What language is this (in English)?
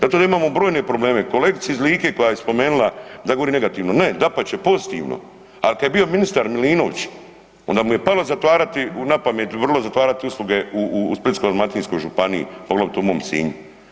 Croatian